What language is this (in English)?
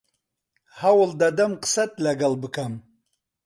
Central Kurdish